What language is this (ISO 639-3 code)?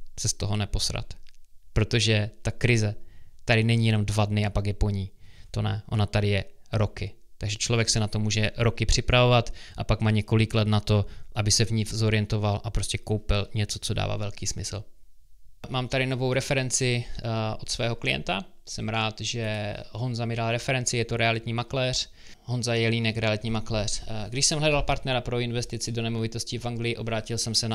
ces